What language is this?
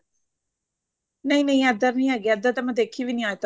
Punjabi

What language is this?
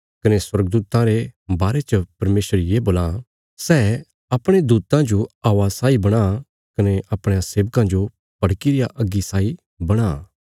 Bilaspuri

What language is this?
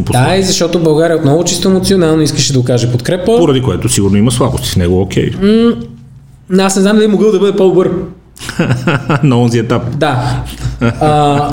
Bulgarian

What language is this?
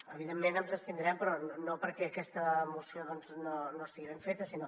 Catalan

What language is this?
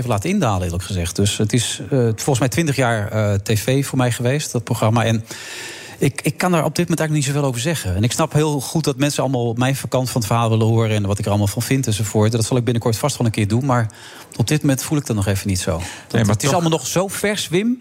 Dutch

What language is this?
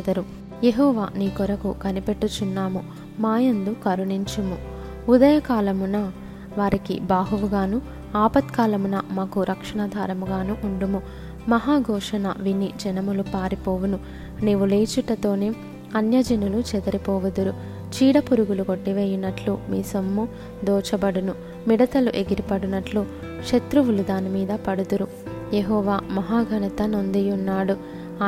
Telugu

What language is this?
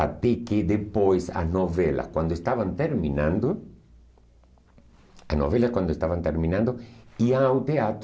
Portuguese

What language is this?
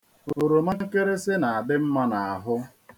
Igbo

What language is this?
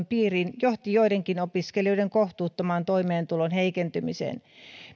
Finnish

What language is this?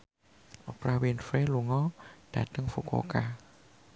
Javanese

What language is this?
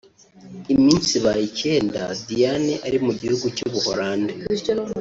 Kinyarwanda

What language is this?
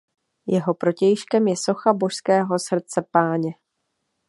Czech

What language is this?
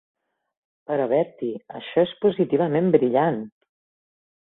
Catalan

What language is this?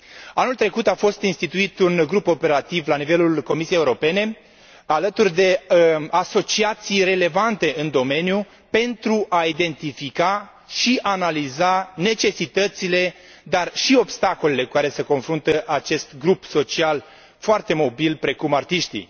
Romanian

